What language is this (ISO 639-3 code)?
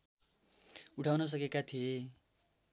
nep